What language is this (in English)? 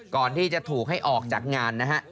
Thai